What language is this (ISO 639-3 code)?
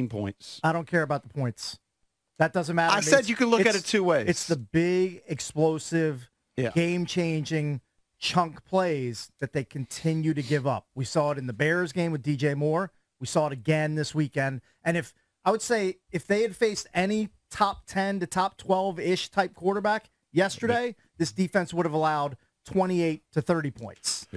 eng